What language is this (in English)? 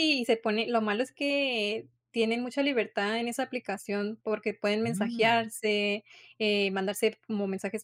Spanish